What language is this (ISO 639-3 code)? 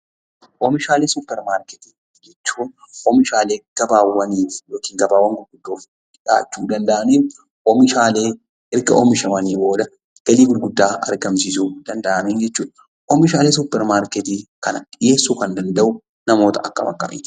orm